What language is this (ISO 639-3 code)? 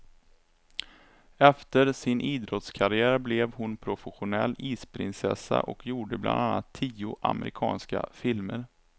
swe